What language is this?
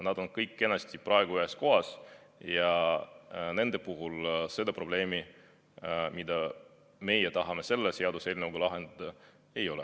Estonian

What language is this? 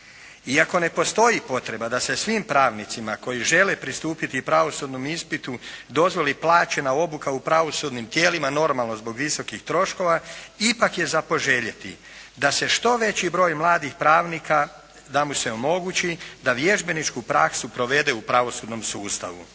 Croatian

